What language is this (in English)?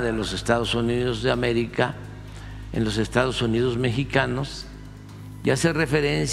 Spanish